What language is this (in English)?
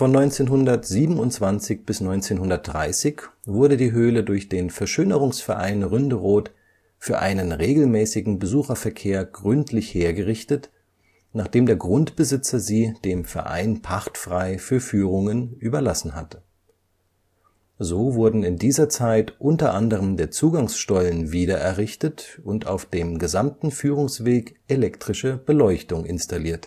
German